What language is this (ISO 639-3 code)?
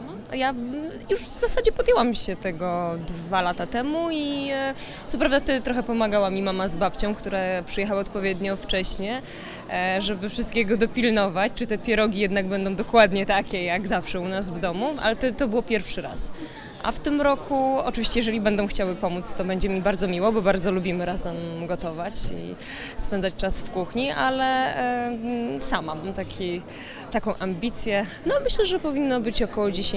pol